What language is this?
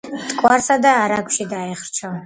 Georgian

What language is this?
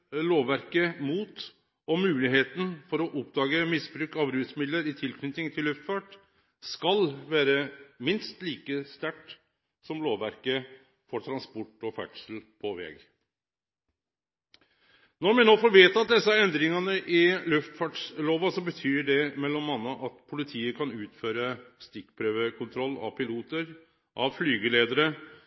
Norwegian Nynorsk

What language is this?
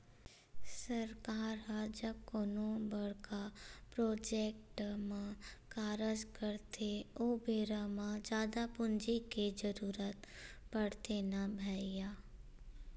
Chhattisgarhi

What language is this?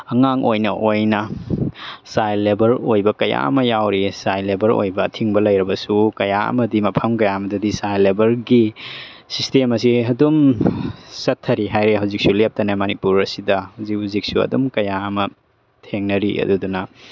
Manipuri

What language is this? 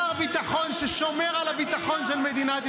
Hebrew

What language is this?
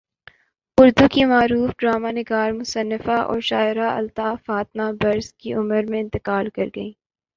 Urdu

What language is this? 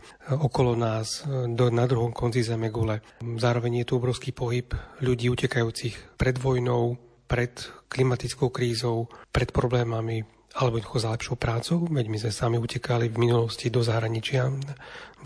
Slovak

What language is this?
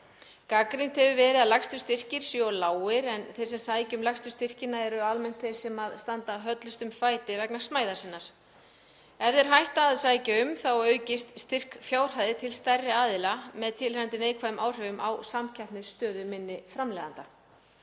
Icelandic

